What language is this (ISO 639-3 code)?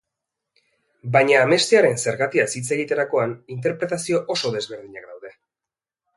eus